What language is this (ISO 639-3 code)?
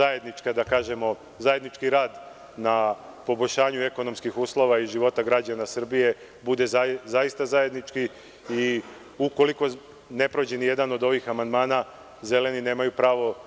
srp